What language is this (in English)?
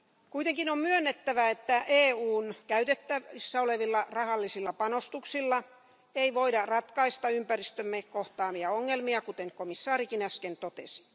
Finnish